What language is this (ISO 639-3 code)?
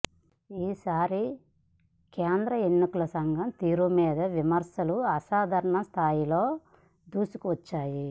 tel